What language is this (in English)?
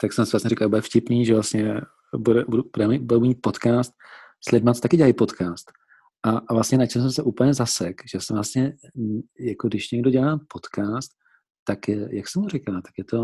Czech